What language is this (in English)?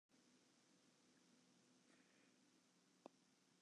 Western Frisian